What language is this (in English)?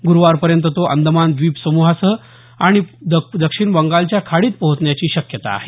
Marathi